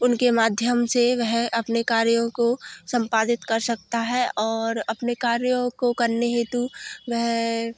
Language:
Hindi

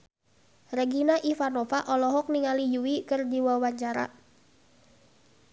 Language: Sundanese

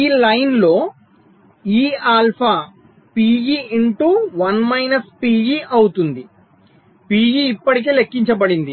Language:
Telugu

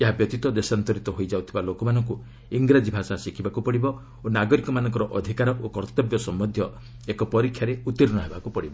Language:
Odia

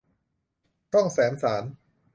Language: Thai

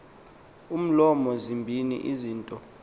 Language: Xhosa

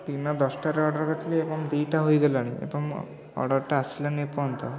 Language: Odia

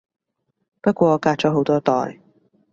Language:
Cantonese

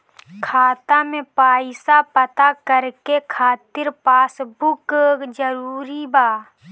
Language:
Bhojpuri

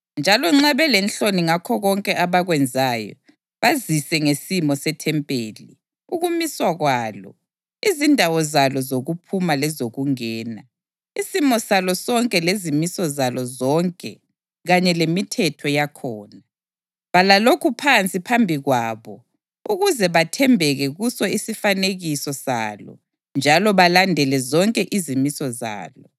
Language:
North Ndebele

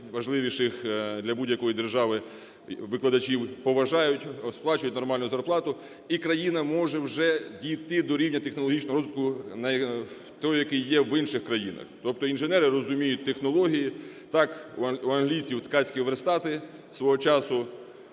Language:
Ukrainian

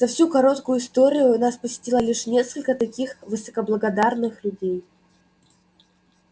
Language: Russian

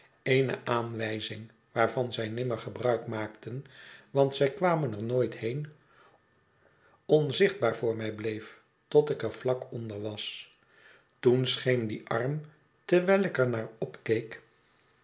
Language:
Dutch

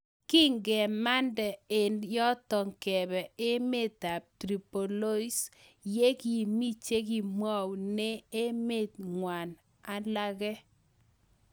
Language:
Kalenjin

